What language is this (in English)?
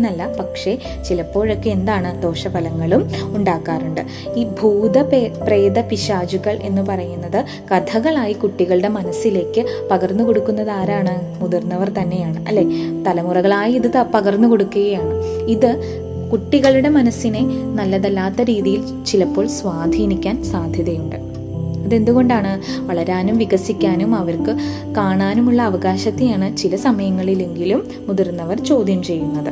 Malayalam